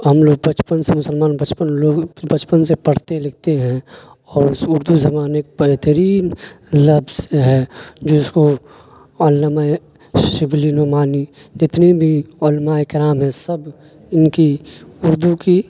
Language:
Urdu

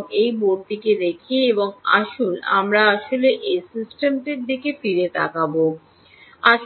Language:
Bangla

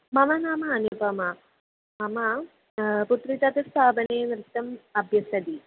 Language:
Sanskrit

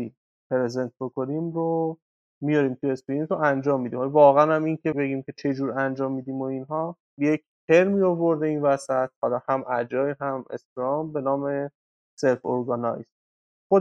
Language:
Persian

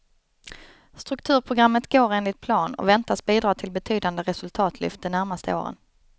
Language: Swedish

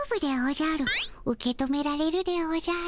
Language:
Japanese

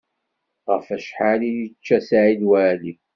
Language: Kabyle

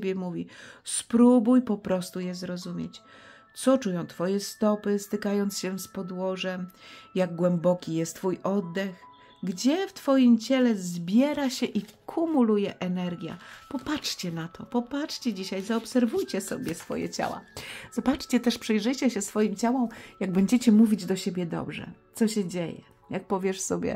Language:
Polish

